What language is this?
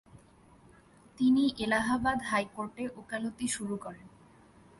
Bangla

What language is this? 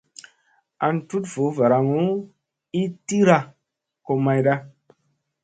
Musey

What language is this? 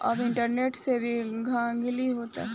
Bhojpuri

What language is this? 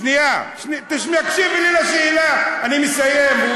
Hebrew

